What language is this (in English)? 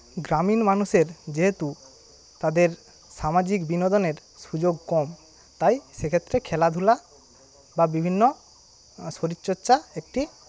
Bangla